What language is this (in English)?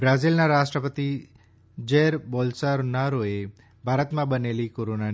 Gujarati